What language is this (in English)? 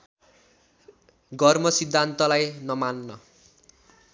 Nepali